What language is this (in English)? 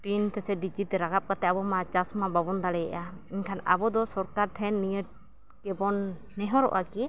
Santali